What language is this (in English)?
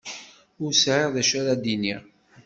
Kabyle